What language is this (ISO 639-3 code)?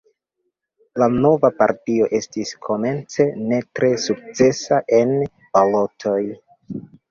epo